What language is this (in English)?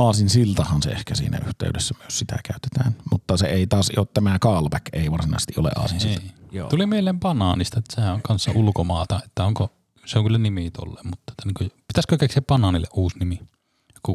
Finnish